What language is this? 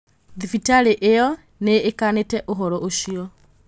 Kikuyu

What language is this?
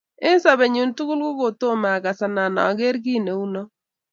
Kalenjin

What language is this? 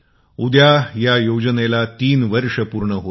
Marathi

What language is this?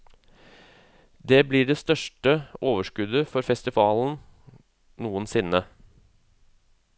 Norwegian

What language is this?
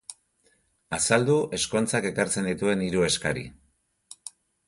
Basque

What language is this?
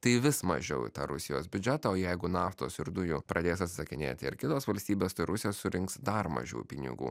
Lithuanian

